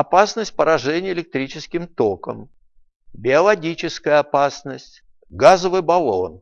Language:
Russian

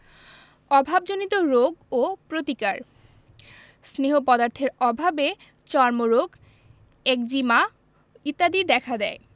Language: Bangla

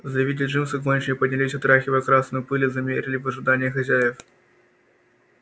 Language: Russian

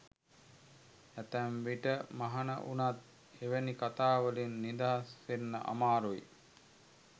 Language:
Sinhala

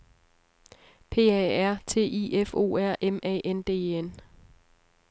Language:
Danish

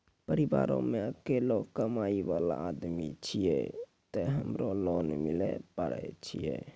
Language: Maithili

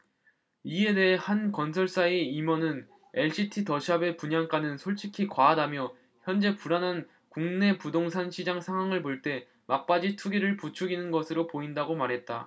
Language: Korean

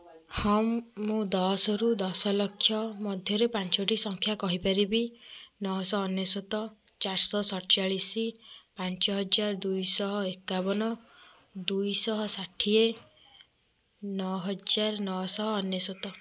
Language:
Odia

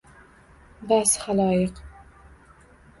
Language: Uzbek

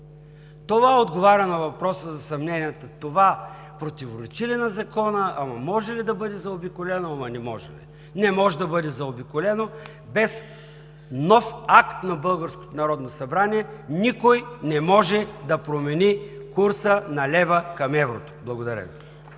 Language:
Bulgarian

